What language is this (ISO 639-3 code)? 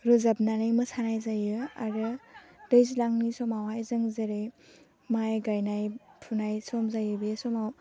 brx